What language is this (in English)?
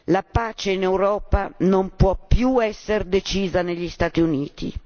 Italian